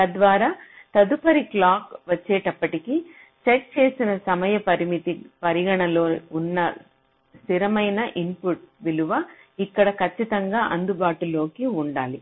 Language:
Telugu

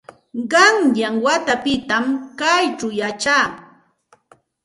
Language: Santa Ana de Tusi Pasco Quechua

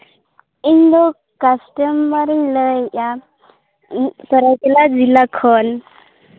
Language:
Santali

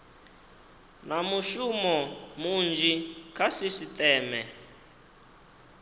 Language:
Venda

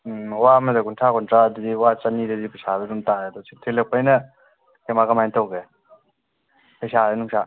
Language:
Manipuri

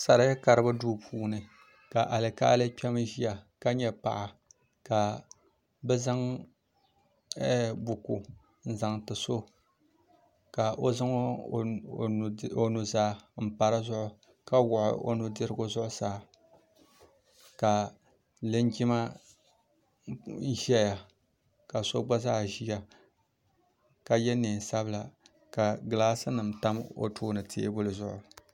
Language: Dagbani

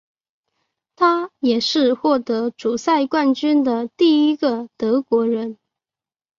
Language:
Chinese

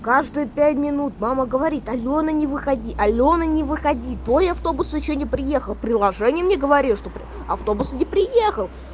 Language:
Russian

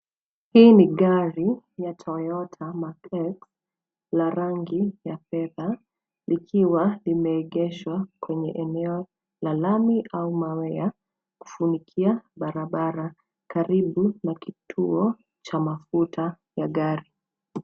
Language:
Swahili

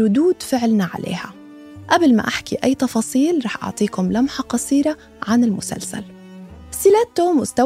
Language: Arabic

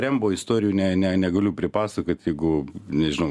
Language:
Lithuanian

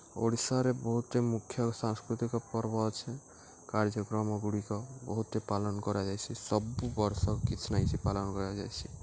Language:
Odia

